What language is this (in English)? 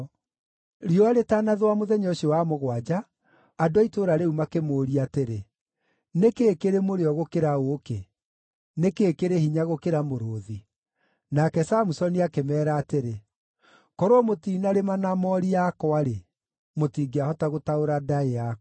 Kikuyu